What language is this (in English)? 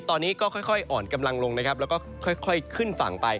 Thai